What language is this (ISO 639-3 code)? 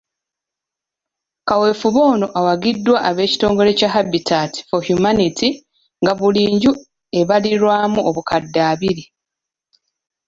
lug